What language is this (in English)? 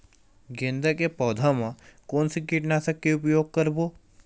Chhattisgarhi